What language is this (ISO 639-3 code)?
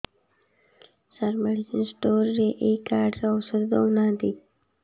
ori